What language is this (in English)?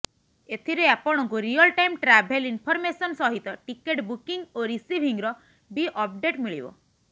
Odia